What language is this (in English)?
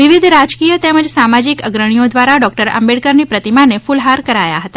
Gujarati